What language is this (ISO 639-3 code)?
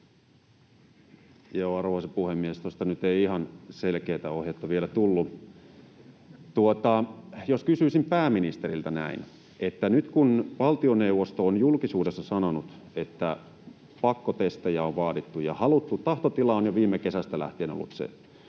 fin